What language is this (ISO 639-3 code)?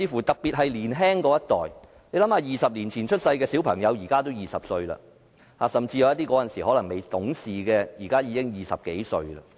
yue